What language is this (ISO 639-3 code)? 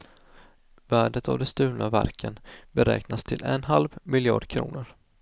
swe